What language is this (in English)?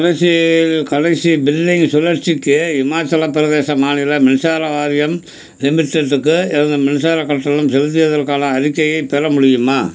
Tamil